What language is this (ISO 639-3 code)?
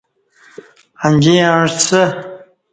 bsh